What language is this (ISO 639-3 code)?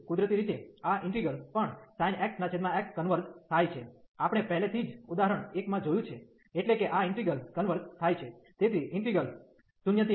guj